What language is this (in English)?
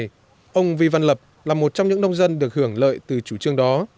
Vietnamese